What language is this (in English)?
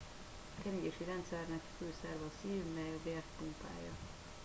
Hungarian